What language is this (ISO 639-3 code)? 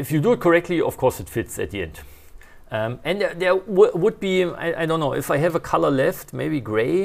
eng